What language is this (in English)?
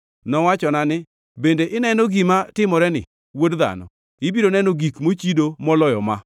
Luo (Kenya and Tanzania)